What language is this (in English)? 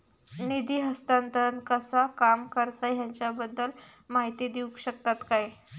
Marathi